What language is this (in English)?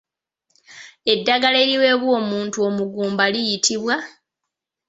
Ganda